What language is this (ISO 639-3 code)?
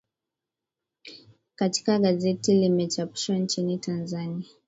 swa